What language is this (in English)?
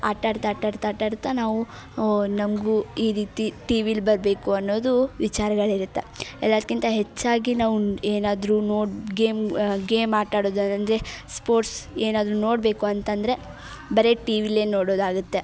Kannada